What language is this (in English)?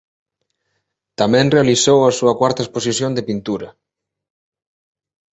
Galician